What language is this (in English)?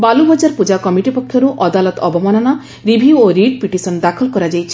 Odia